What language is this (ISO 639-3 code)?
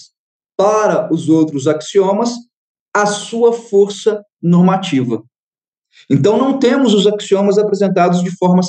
por